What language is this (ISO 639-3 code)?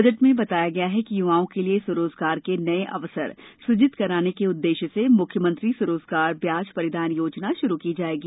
hin